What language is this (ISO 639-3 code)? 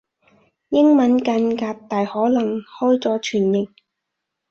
yue